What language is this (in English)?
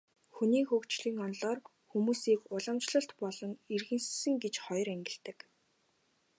Mongolian